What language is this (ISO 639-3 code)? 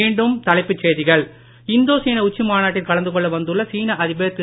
tam